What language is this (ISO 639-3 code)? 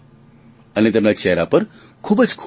guj